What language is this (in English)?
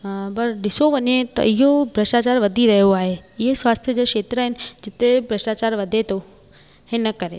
Sindhi